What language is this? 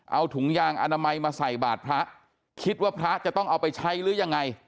Thai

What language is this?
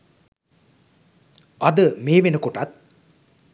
Sinhala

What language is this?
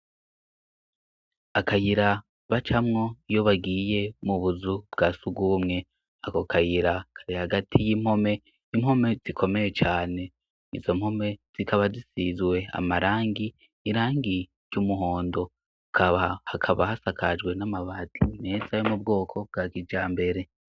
Rundi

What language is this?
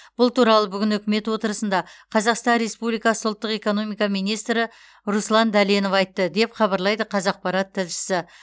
Kazakh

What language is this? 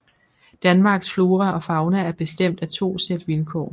Danish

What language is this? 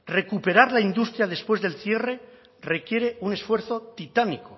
Spanish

